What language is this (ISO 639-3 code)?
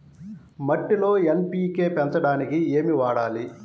tel